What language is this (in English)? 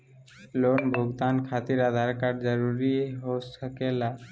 Magahi